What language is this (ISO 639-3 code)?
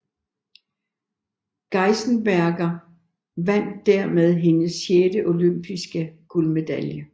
dan